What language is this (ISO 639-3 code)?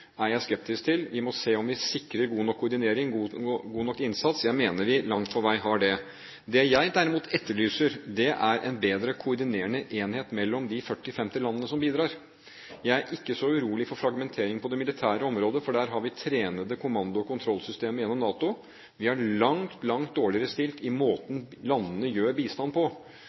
nob